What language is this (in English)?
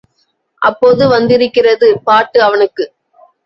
Tamil